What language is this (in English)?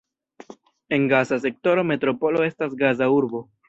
Esperanto